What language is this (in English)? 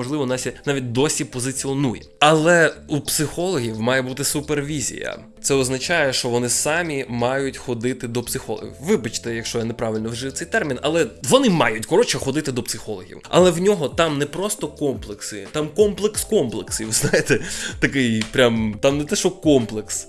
Ukrainian